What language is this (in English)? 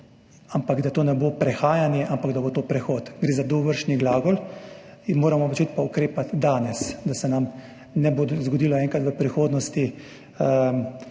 Slovenian